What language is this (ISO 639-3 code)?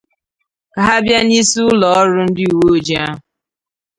ibo